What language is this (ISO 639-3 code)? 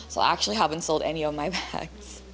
ind